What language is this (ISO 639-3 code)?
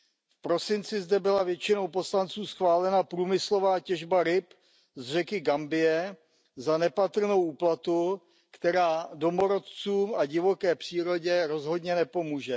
ces